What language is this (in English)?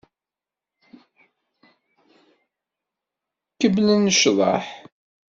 Kabyle